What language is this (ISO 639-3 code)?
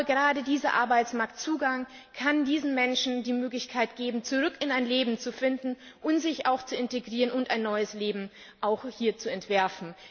deu